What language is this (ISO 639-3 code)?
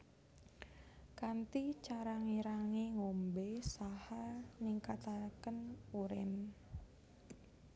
jav